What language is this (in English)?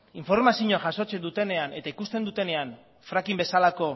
Basque